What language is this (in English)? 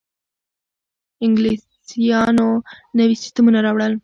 Pashto